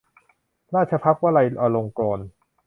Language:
Thai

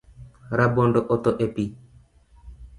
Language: Luo (Kenya and Tanzania)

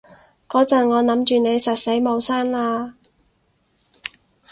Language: Cantonese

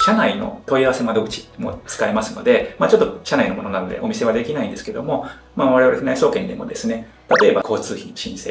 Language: Japanese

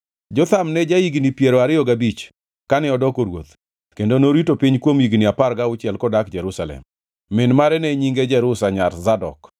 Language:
Luo (Kenya and Tanzania)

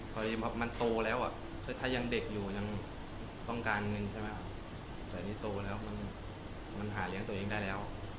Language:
Thai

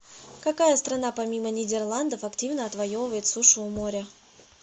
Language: Russian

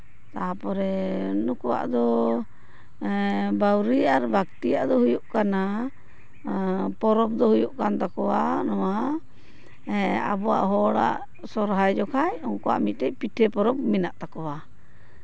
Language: Santali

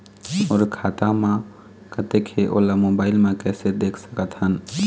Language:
Chhattisgarhi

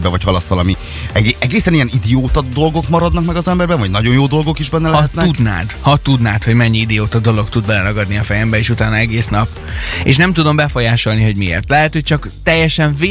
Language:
Hungarian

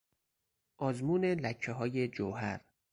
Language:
Persian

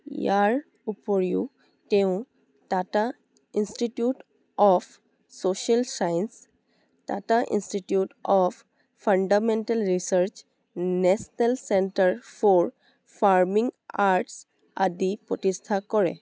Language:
Assamese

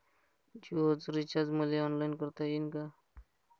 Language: Marathi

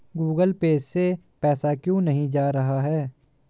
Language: Hindi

